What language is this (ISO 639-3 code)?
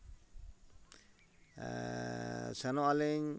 sat